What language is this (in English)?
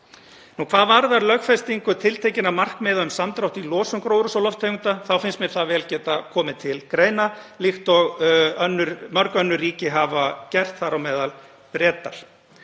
Icelandic